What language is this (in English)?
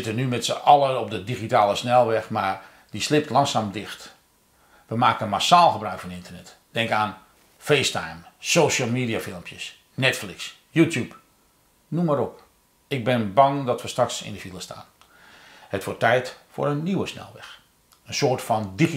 Dutch